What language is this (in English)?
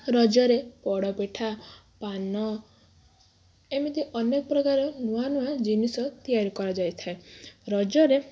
Odia